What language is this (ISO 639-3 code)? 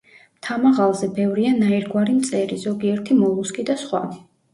kat